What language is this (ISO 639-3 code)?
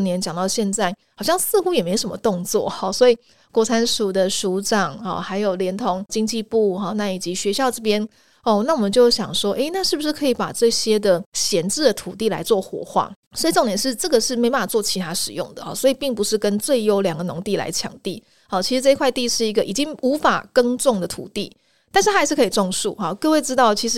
zho